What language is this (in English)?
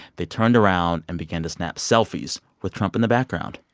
English